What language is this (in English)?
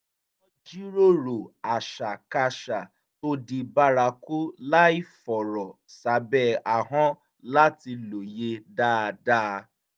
Yoruba